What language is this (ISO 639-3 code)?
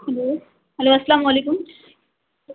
urd